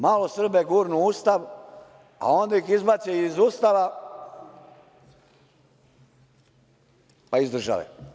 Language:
Serbian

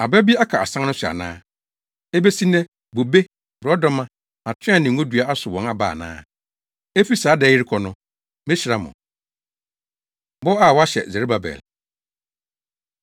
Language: Akan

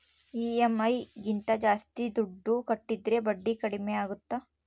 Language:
Kannada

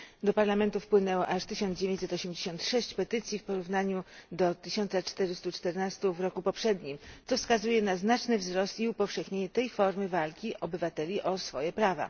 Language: Polish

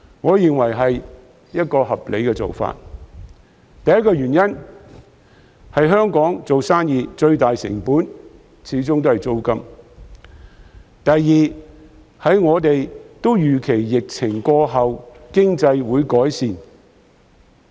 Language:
Cantonese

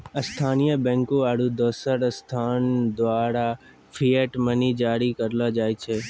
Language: Maithili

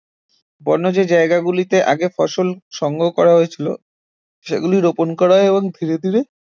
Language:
Bangla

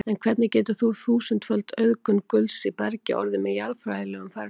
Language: Icelandic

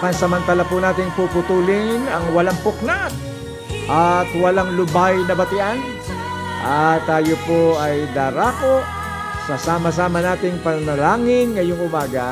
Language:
Filipino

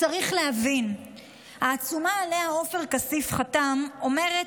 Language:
Hebrew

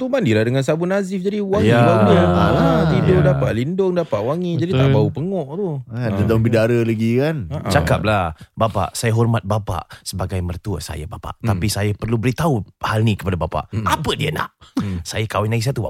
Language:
Malay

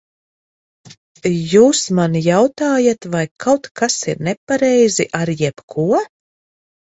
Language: Latvian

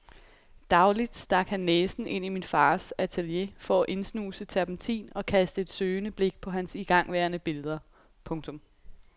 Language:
Danish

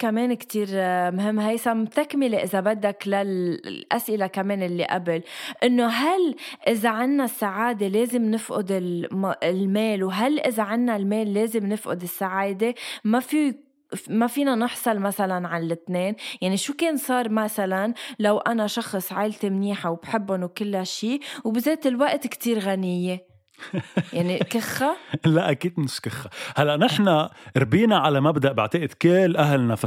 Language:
Arabic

